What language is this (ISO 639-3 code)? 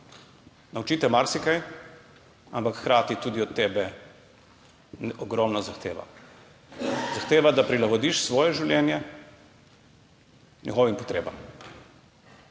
slv